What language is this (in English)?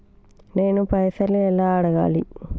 Telugu